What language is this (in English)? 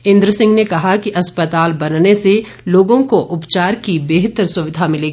Hindi